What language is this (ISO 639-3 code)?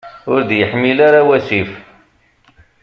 kab